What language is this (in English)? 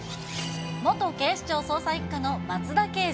Japanese